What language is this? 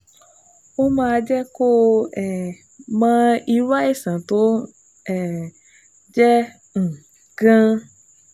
Yoruba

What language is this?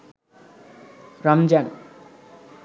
Bangla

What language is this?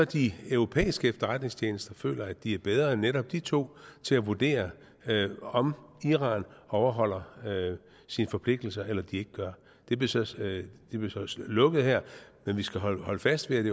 Danish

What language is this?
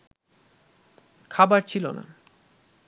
Bangla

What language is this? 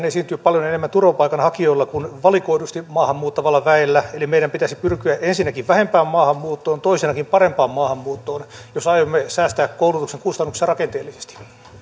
Finnish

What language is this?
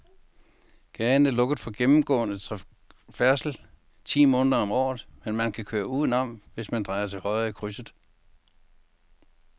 Danish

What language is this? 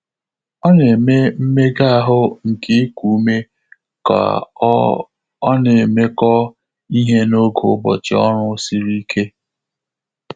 Igbo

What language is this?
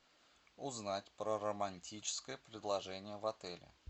Russian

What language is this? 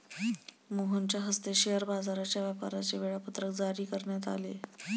Marathi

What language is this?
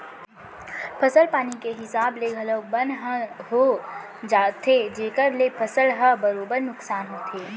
Chhattisgarhi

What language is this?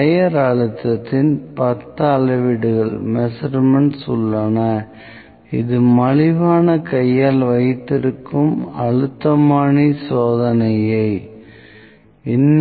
Tamil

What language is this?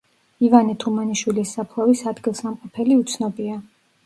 Georgian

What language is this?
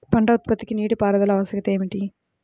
Telugu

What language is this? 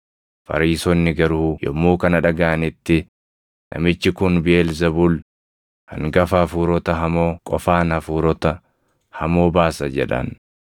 Oromo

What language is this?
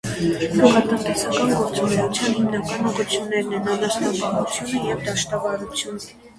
Armenian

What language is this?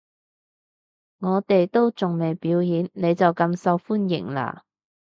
Cantonese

